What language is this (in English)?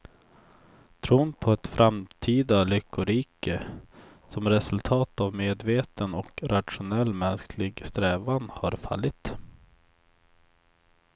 Swedish